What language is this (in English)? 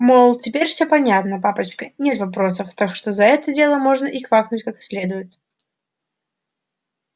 Russian